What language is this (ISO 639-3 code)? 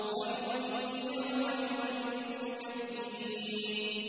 ara